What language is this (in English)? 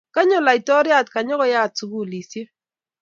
Kalenjin